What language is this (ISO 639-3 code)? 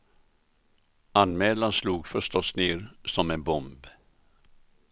swe